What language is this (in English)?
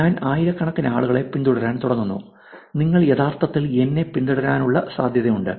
Malayalam